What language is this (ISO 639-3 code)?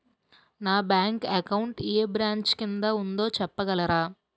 tel